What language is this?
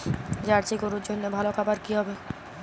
Bangla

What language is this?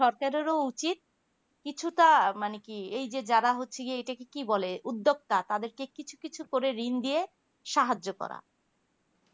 Bangla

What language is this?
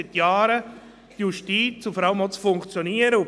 Swiss German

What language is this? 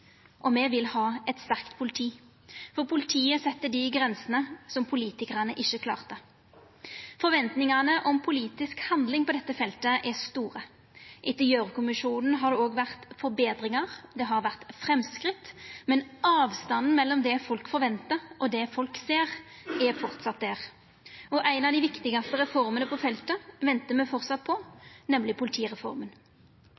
Norwegian Nynorsk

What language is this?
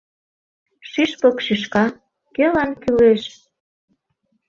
Mari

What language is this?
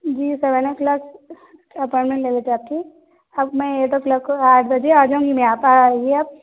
Urdu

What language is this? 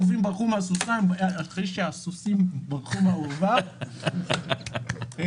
Hebrew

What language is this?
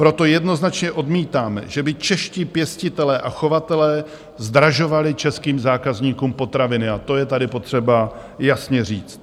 Czech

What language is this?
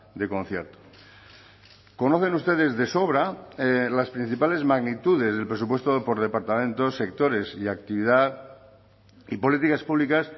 Spanish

